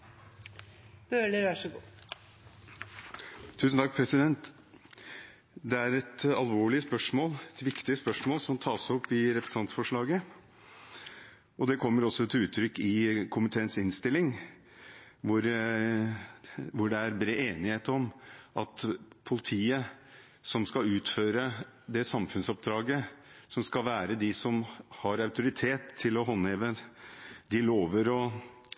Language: Norwegian Bokmål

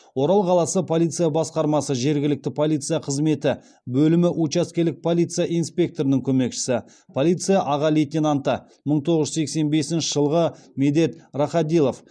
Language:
Kazakh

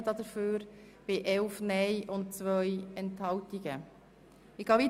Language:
Swiss German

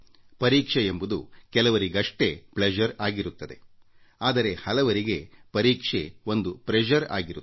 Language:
Kannada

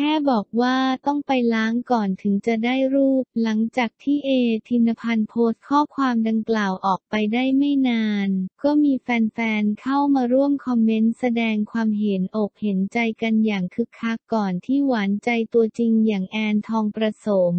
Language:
Thai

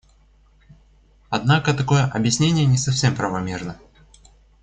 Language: Russian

